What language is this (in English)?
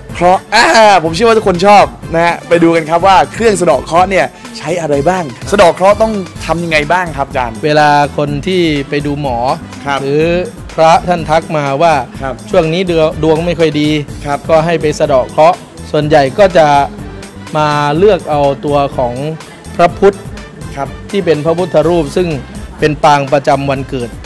Thai